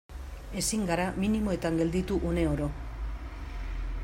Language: Basque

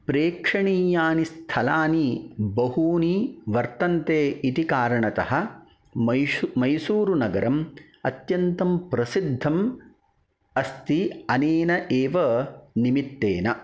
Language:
Sanskrit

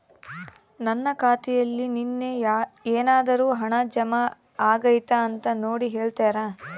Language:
Kannada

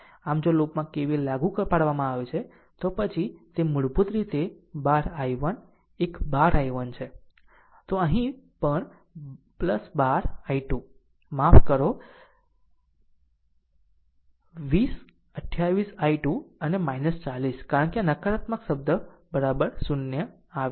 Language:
Gujarati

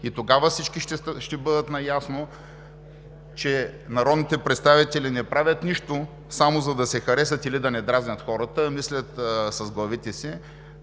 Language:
Bulgarian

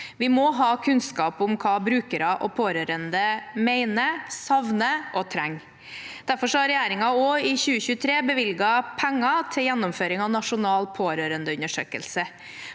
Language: Norwegian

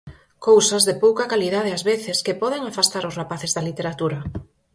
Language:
Galician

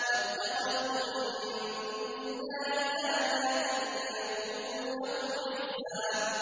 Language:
Arabic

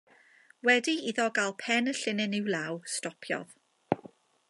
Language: Welsh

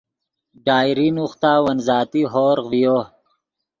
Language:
Yidgha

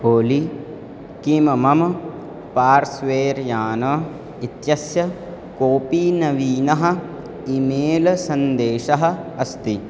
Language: Sanskrit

